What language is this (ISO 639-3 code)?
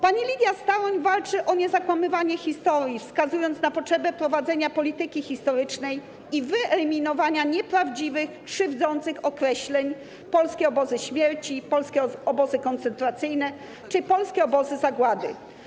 pol